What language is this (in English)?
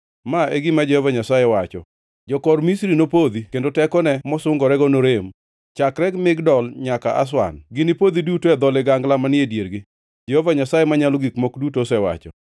Luo (Kenya and Tanzania)